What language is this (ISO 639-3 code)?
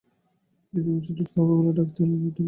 ben